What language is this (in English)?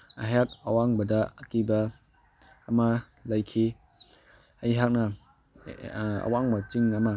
Manipuri